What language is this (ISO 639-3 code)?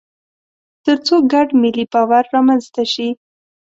pus